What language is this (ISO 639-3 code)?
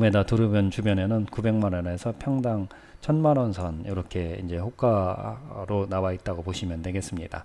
kor